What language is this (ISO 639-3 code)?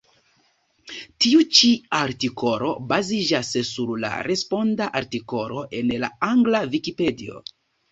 epo